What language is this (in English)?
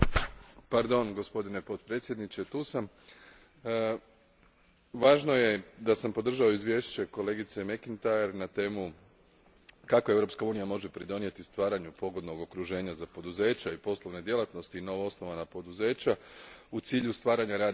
Croatian